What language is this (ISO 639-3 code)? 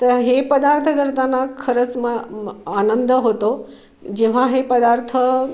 mar